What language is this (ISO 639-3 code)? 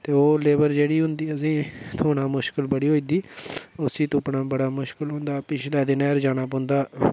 doi